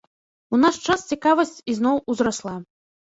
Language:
Belarusian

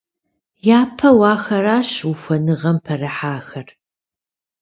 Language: Kabardian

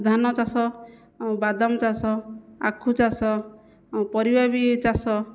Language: Odia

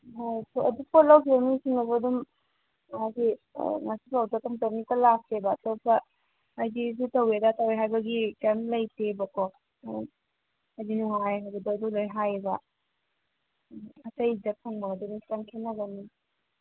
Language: Manipuri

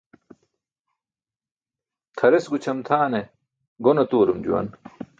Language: Burushaski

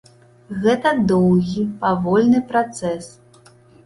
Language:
Belarusian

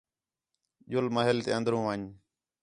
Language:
Khetrani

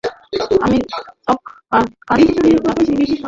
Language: Bangla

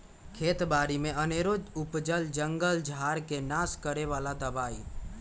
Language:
Magahi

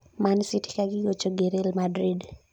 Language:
Luo (Kenya and Tanzania)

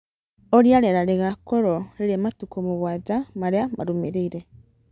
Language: Kikuyu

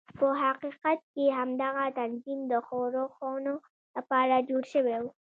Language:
Pashto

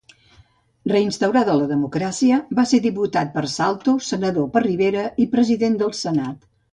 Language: Catalan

